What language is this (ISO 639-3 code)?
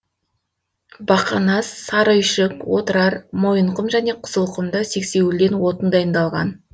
kaz